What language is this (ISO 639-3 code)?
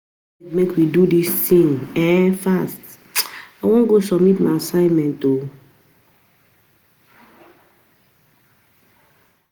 pcm